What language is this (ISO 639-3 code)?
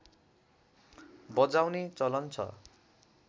nep